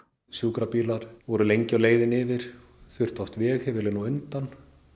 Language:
Icelandic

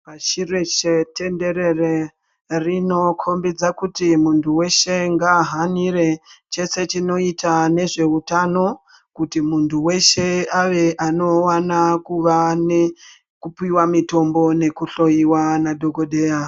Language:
Ndau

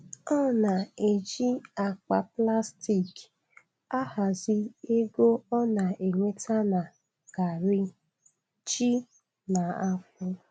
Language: Igbo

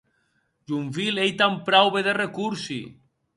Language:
Occitan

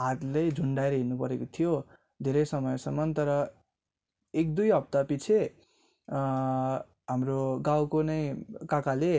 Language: Nepali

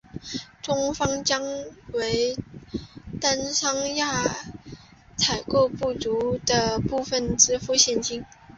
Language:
Chinese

